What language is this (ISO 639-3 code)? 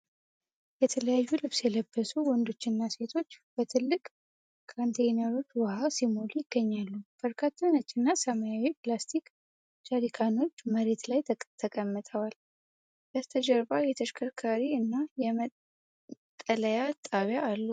amh